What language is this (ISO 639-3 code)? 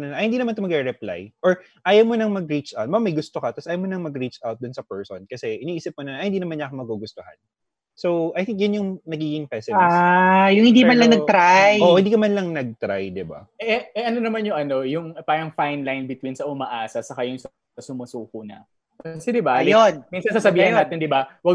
fil